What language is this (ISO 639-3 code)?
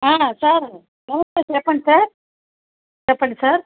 tel